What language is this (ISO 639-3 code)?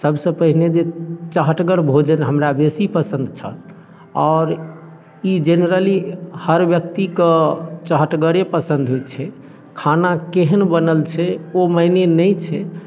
mai